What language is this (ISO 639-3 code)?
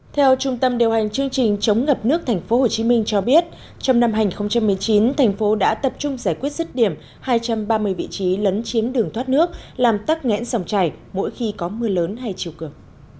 vie